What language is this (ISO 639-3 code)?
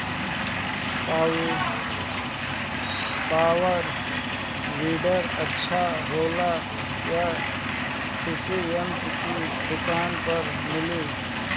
bho